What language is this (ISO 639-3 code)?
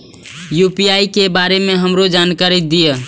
mai